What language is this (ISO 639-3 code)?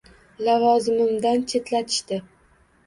uzb